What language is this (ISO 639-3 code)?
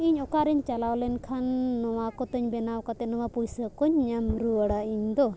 sat